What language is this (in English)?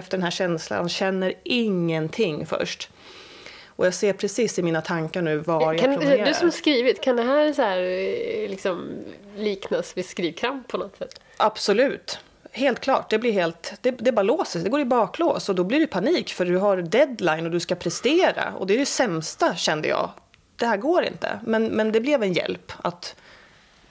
Swedish